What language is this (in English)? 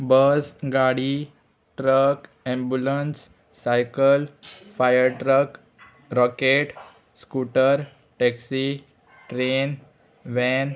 Konkani